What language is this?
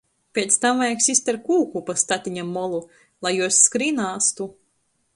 Latgalian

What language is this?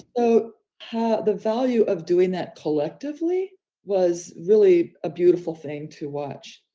English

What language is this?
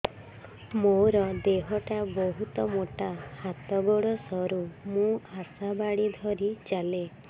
Odia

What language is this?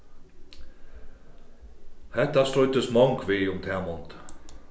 Faroese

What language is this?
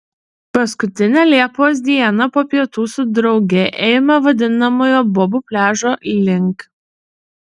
Lithuanian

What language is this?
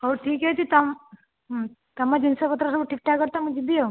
Odia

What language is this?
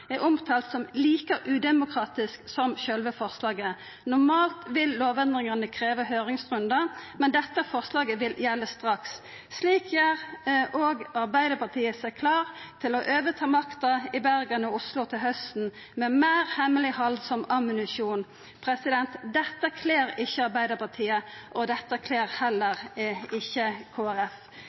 Norwegian Nynorsk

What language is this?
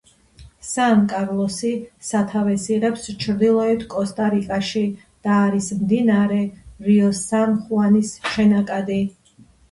Georgian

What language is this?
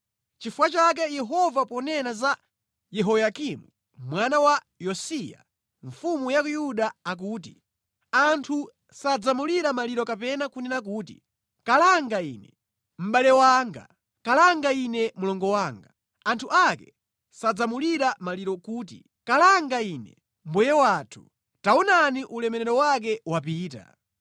Nyanja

